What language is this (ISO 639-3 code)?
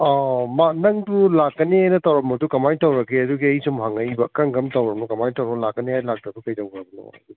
mni